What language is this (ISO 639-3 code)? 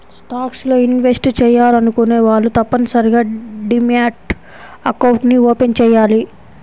tel